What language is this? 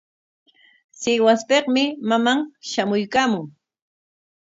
Corongo Ancash Quechua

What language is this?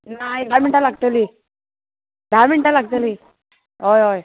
Konkani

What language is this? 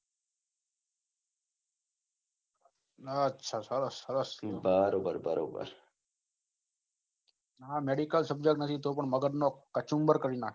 Gujarati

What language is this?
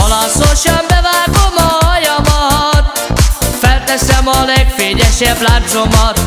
Hungarian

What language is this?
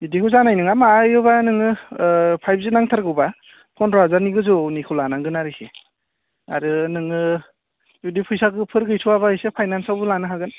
Bodo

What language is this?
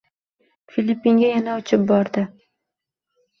Uzbek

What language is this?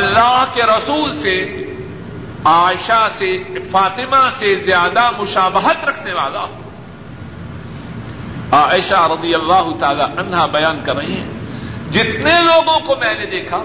Urdu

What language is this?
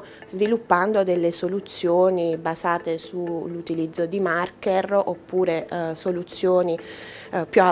Italian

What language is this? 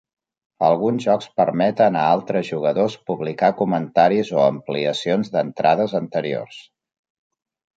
Catalan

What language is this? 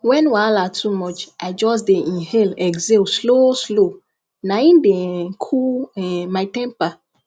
Nigerian Pidgin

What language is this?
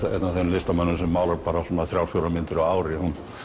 Icelandic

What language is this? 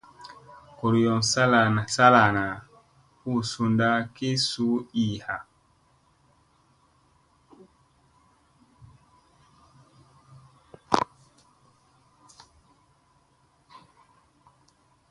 Musey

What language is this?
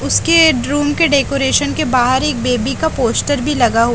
Hindi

